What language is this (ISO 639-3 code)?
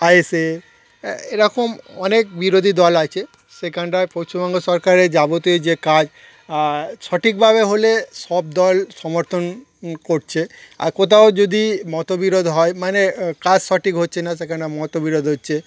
ben